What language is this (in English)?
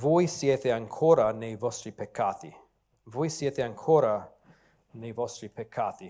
Italian